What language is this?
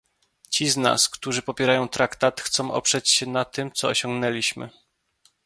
Polish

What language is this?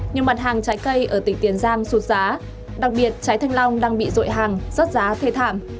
Vietnamese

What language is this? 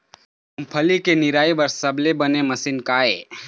Chhattisgarhi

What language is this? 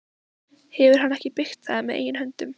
Icelandic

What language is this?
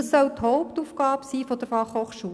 Swiss German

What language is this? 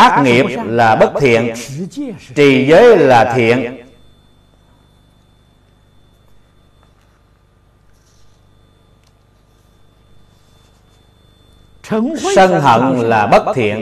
Vietnamese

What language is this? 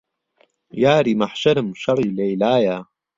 Central Kurdish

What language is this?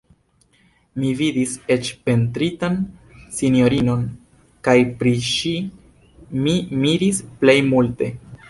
Esperanto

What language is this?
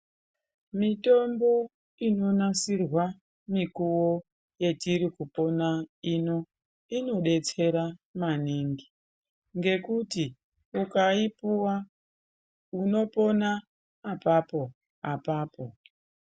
Ndau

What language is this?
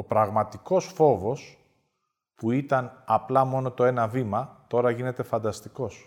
Greek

